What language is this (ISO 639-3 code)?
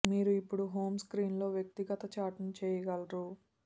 tel